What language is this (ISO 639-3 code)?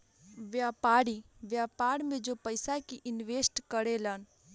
bho